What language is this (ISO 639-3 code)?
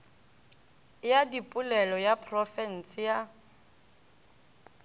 nso